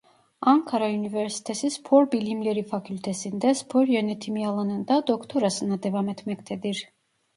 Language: Turkish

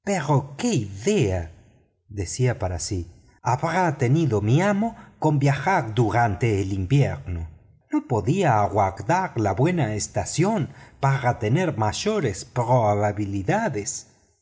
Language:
Spanish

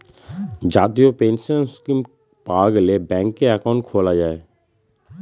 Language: Bangla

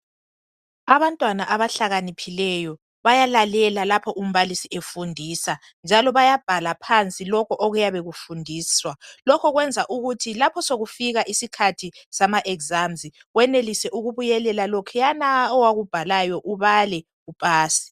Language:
North Ndebele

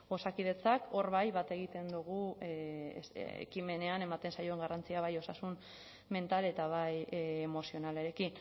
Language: Basque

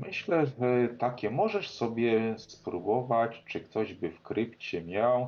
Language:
Polish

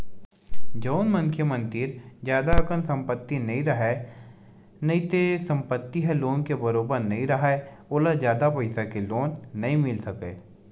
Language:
Chhattisgarhi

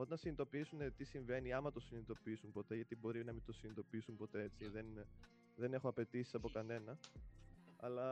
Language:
Greek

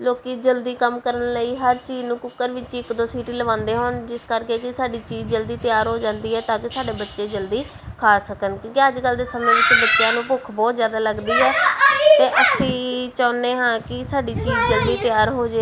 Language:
Punjabi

